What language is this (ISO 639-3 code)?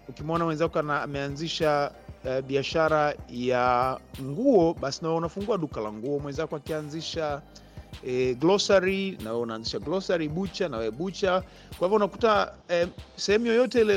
swa